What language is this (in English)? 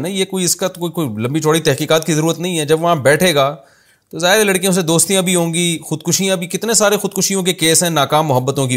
Urdu